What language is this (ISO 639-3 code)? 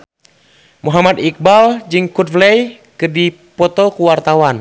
sun